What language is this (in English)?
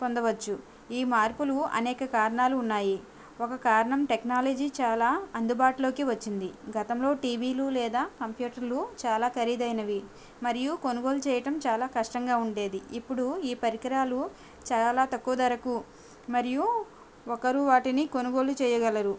Telugu